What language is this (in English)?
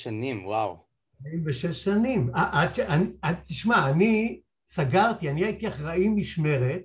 Hebrew